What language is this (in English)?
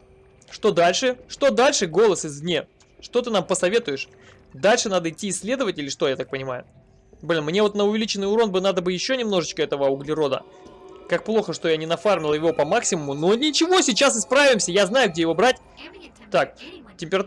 Russian